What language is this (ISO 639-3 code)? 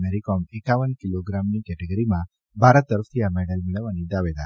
guj